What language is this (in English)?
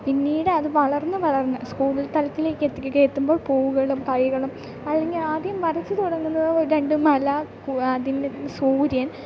Malayalam